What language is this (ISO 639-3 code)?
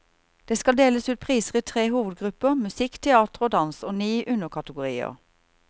nor